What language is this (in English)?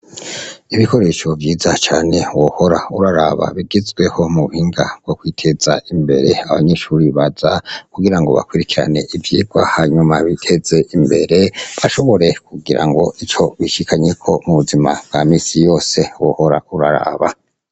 Rundi